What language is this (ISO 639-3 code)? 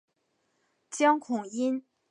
zho